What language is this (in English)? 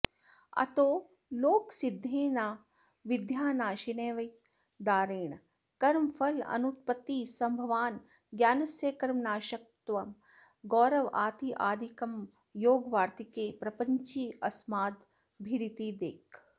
Sanskrit